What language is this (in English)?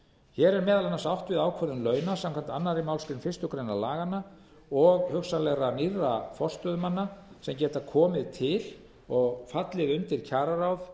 Icelandic